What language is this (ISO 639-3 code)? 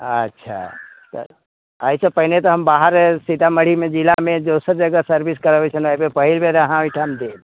mai